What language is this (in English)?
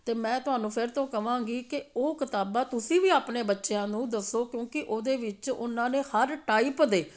Punjabi